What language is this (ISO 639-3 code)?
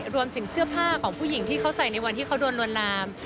tha